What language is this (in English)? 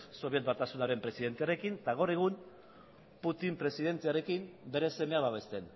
Basque